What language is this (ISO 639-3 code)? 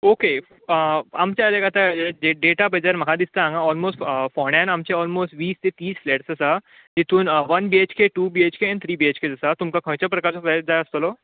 kok